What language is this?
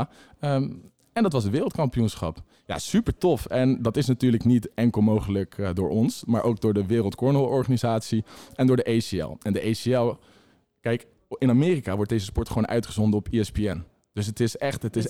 Dutch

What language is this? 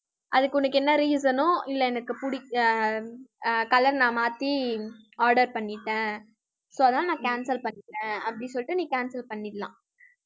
Tamil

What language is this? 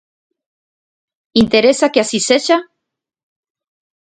Galician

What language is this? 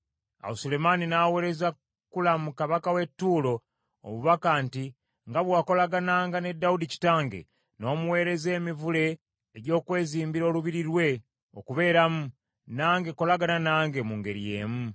Ganda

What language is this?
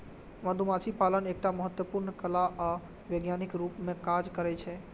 Maithili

